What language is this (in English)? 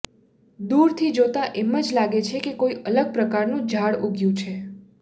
Gujarati